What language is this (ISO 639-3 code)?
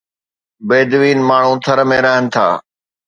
snd